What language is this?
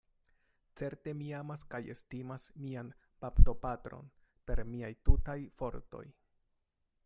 Esperanto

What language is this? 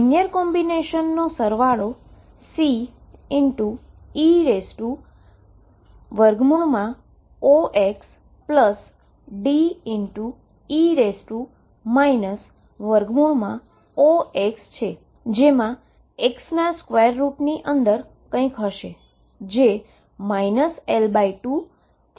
Gujarati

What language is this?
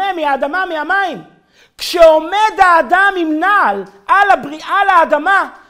Hebrew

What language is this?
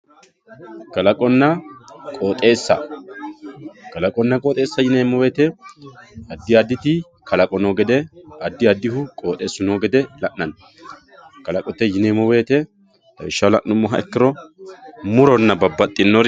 Sidamo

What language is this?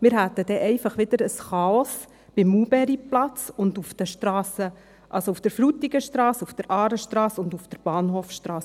Swiss German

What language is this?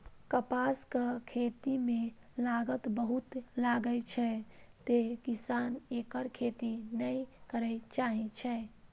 Maithili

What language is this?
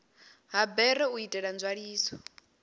Venda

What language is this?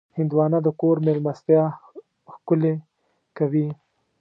Pashto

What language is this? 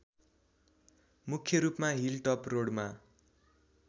Nepali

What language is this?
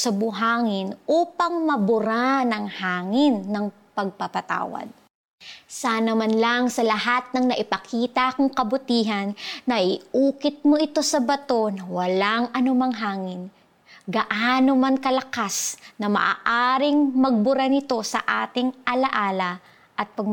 Filipino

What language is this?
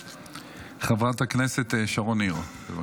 Hebrew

